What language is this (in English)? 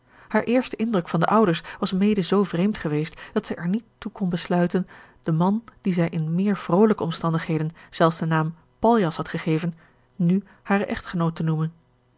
Dutch